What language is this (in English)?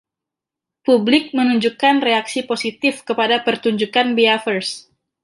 Indonesian